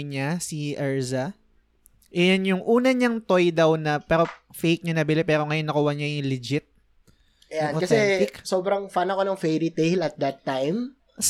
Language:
Filipino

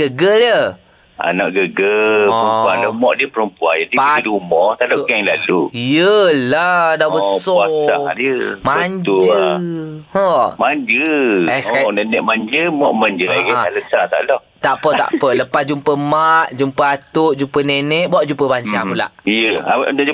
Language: Malay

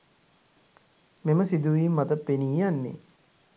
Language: Sinhala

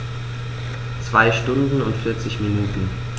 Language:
German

